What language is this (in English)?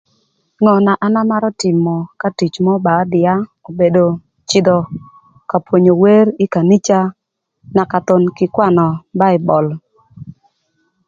Thur